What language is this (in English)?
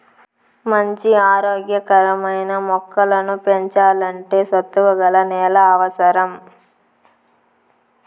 Telugu